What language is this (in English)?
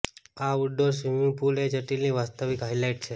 Gujarati